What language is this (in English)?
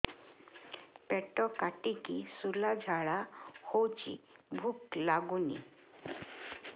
Odia